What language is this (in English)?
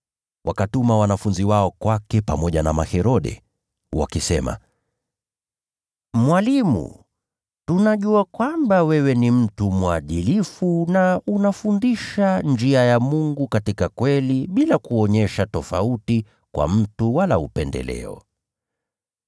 Swahili